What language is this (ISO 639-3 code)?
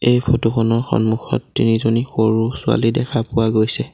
asm